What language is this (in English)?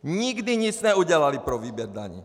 Czech